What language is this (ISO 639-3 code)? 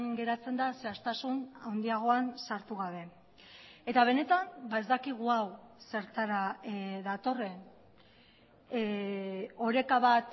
eus